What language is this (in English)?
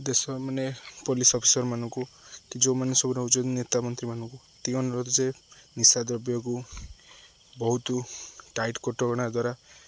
Odia